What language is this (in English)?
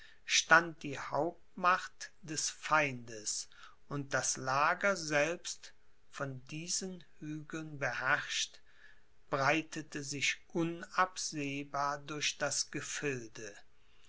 German